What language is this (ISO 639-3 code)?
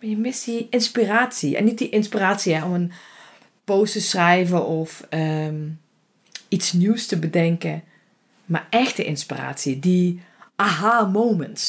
nld